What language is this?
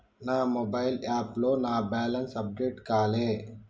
Telugu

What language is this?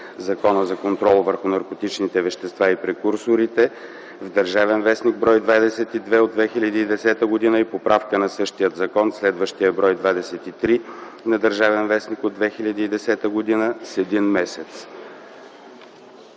Bulgarian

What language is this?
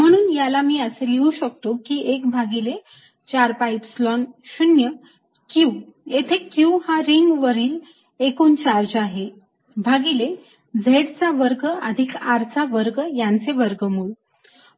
Marathi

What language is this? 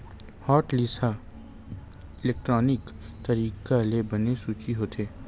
Chhattisgarhi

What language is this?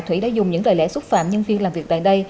Vietnamese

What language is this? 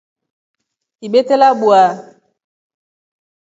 Rombo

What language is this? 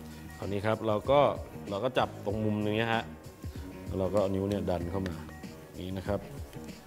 Thai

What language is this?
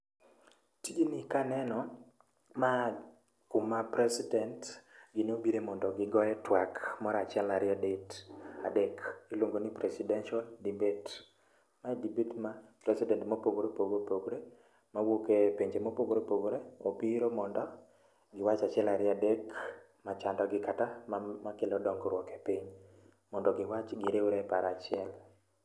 Luo (Kenya and Tanzania)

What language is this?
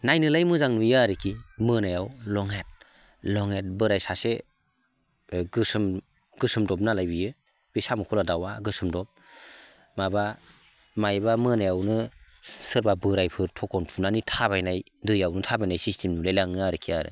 Bodo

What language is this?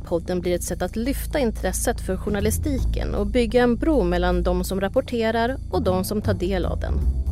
Swedish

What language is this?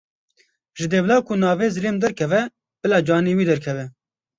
Kurdish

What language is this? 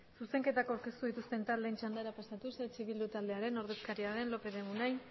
Basque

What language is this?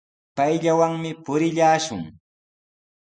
Sihuas Ancash Quechua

